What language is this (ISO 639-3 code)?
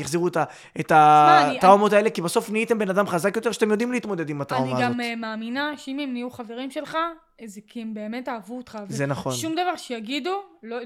heb